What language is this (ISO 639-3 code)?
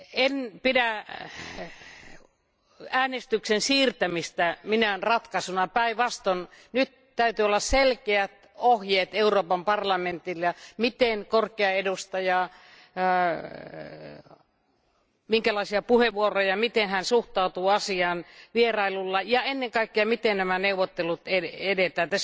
fin